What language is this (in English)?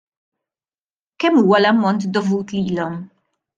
Maltese